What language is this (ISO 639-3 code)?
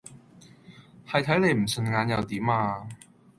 yue